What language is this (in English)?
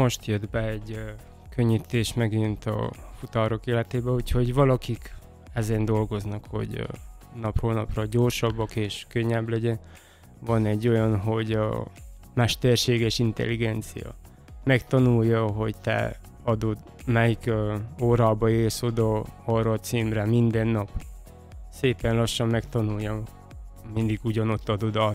Hungarian